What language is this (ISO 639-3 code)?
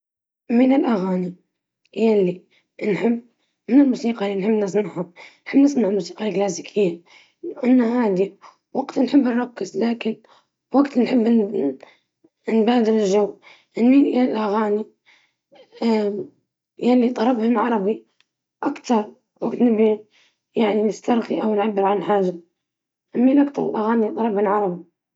ayl